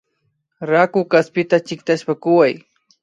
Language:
Imbabura Highland Quichua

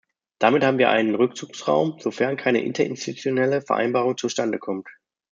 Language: German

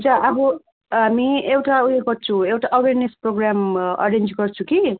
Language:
Nepali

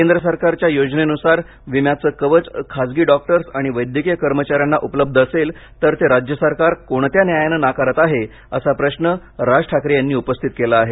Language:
Marathi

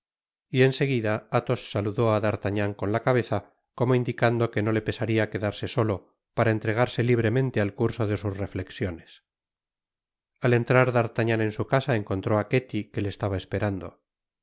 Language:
Spanish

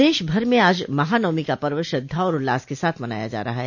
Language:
Hindi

